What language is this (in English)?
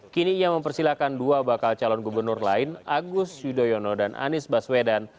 Indonesian